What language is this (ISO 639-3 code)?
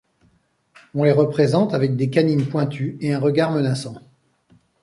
fra